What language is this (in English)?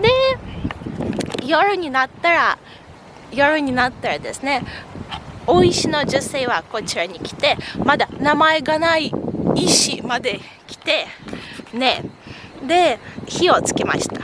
Japanese